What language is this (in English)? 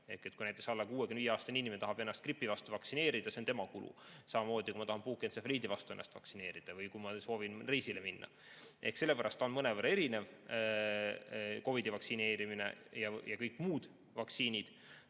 Estonian